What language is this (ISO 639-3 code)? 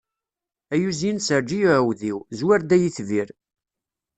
kab